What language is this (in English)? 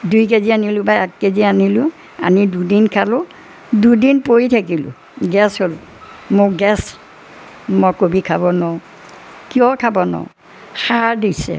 Assamese